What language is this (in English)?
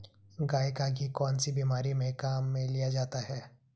Hindi